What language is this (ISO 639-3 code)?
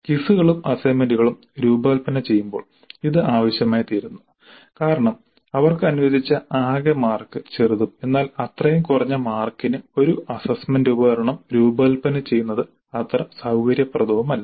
mal